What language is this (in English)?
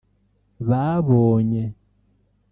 Kinyarwanda